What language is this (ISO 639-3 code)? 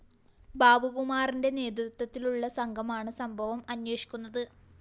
mal